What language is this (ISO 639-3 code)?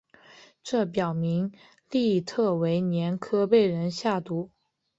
zho